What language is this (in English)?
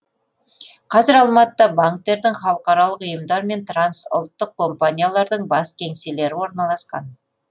Kazakh